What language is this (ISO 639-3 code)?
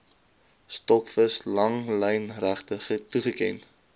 afr